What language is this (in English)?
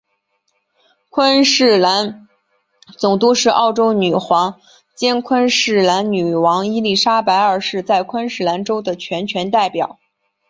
Chinese